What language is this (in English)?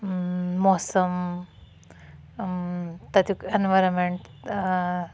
Kashmiri